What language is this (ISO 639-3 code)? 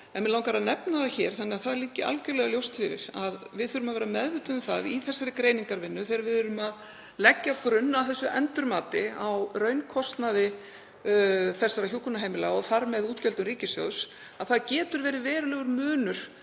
isl